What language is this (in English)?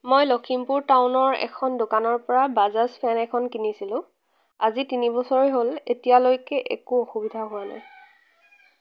Assamese